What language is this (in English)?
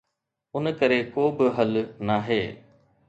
Sindhi